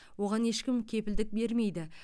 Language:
Kazakh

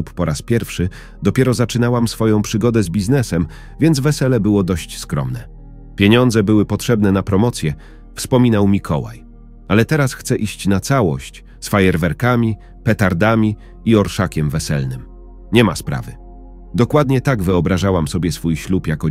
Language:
Polish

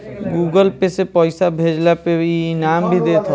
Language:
Bhojpuri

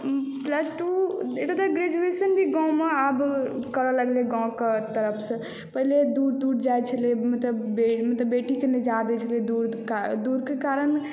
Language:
Maithili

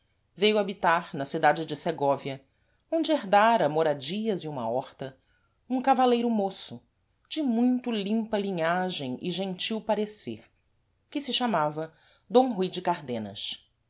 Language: Portuguese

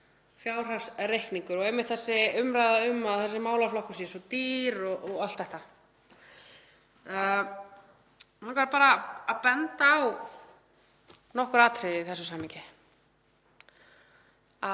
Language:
Icelandic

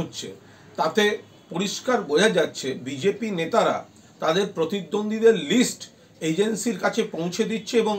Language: Bangla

